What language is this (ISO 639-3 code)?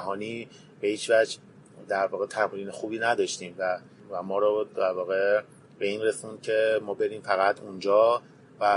fas